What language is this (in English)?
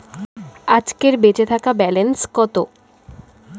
Bangla